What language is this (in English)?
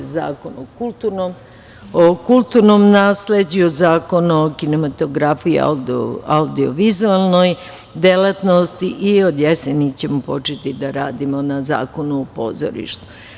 Serbian